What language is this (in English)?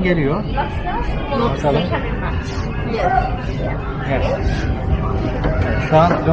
Turkish